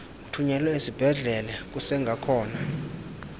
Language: Xhosa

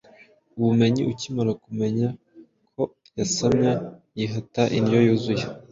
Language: Kinyarwanda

